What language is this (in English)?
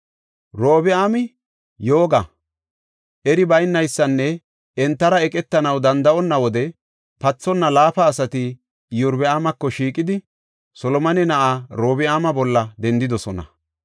Gofa